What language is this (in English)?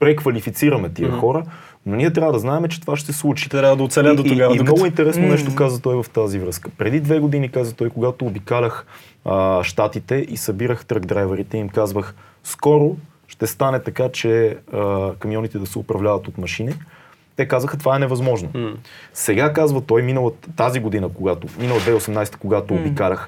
Bulgarian